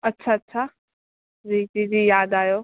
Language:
Sindhi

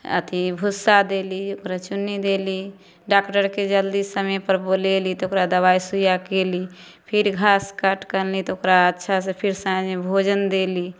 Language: Maithili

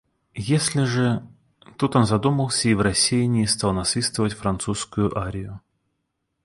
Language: Russian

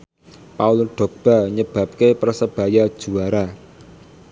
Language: Javanese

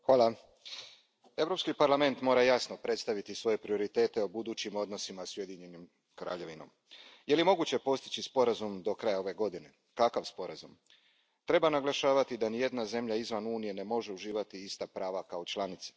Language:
Croatian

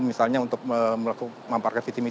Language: Indonesian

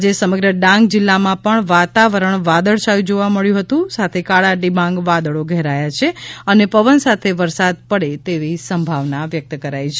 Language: Gujarati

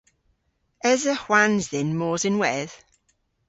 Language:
Cornish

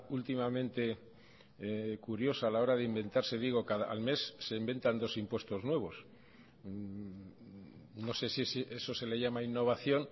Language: Spanish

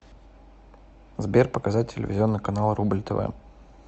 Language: Russian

